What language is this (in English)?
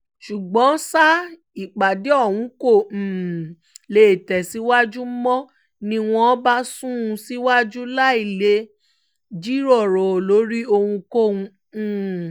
Yoruba